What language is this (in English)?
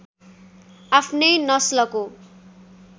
Nepali